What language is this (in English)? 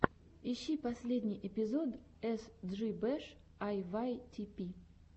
Russian